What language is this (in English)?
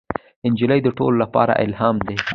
Pashto